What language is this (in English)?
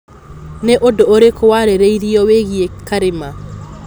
Kikuyu